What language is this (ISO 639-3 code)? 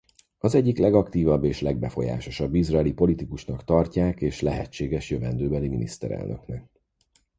hun